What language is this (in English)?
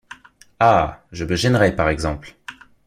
French